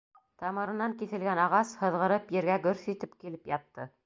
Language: Bashkir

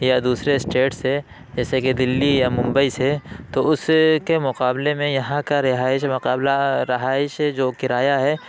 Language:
Urdu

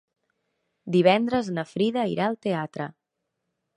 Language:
Catalan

